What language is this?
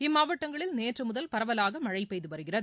Tamil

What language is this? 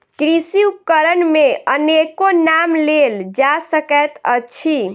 Maithili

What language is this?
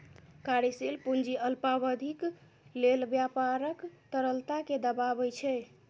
Maithili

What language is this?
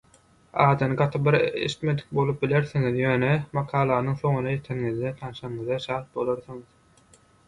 Turkmen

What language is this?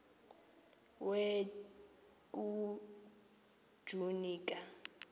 Xhosa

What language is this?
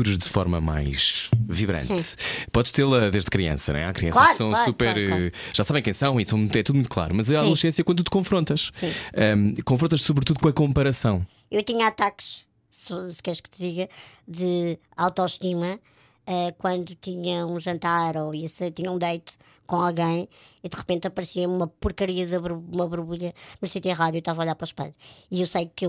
Portuguese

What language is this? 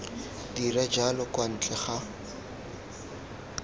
Tswana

